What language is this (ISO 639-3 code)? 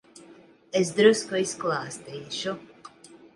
lav